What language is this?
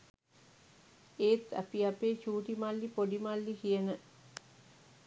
Sinhala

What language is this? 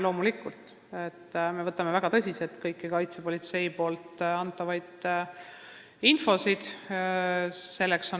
Estonian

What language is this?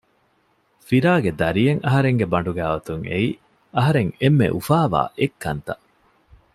Divehi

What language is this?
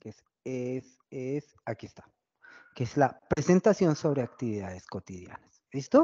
Spanish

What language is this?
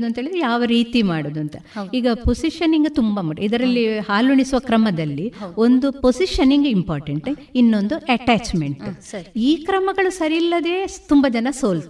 Kannada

